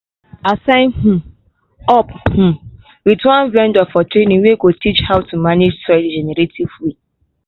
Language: Nigerian Pidgin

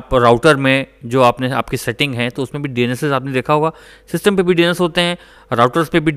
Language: Hindi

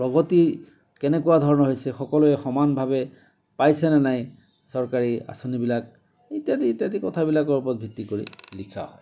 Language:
Assamese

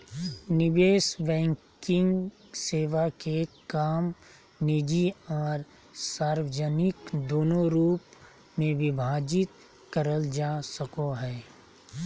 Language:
Magahi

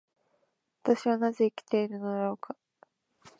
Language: Japanese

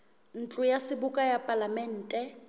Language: Southern Sotho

